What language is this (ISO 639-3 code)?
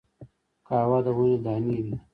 pus